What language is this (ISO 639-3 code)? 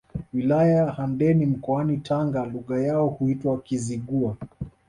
swa